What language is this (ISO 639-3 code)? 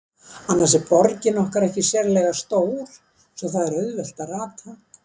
isl